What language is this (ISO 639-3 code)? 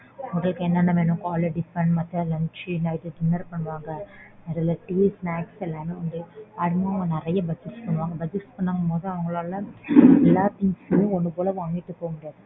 tam